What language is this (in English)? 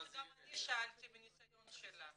Hebrew